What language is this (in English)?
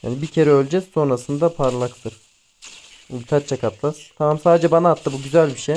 Turkish